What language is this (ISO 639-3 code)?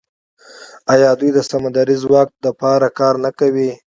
pus